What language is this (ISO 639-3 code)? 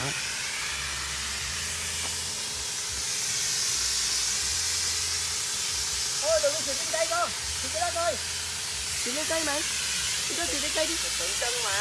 vie